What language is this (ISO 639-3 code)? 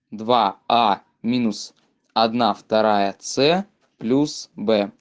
rus